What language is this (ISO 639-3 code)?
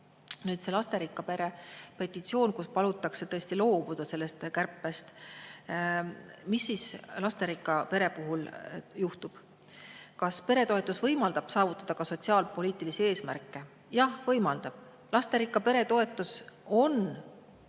est